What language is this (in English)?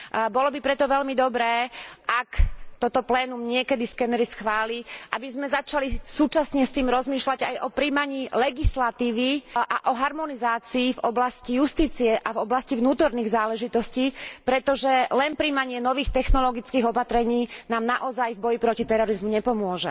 Slovak